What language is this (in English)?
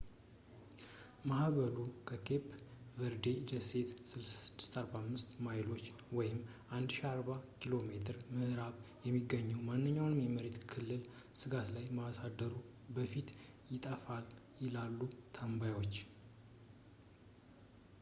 Amharic